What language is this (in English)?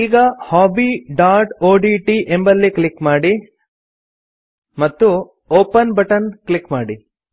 Kannada